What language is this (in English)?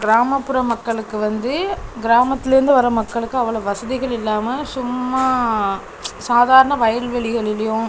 Tamil